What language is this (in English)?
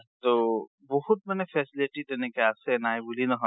Assamese